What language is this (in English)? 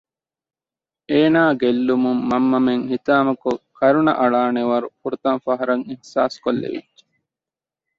Divehi